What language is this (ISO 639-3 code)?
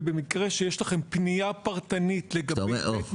heb